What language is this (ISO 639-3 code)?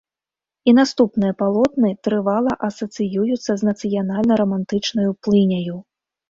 bel